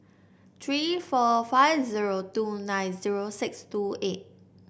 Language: English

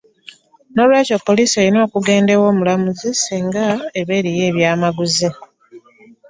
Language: Ganda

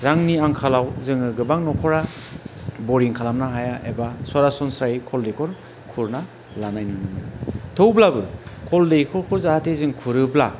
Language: Bodo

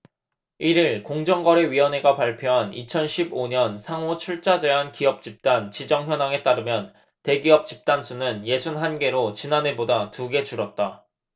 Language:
Korean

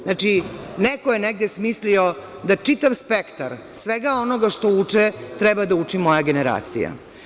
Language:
Serbian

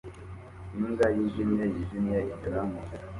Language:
Kinyarwanda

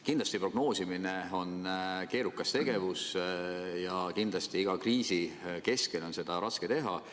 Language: Estonian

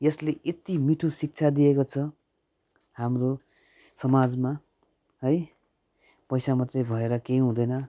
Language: Nepali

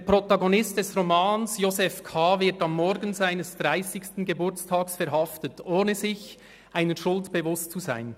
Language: Swiss German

